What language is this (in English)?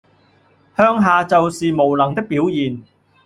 Cantonese